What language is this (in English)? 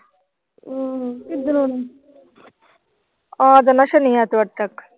Punjabi